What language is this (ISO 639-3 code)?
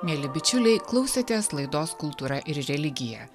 lit